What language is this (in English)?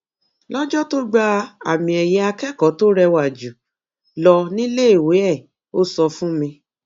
Yoruba